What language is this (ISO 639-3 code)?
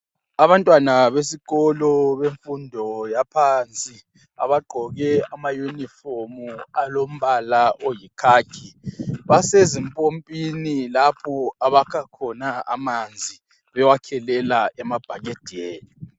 nde